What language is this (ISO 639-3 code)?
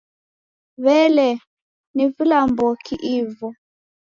dav